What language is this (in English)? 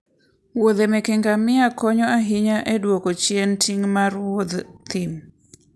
Luo (Kenya and Tanzania)